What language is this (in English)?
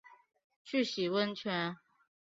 Chinese